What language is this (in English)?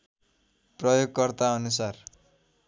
Nepali